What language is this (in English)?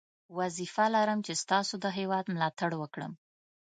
Pashto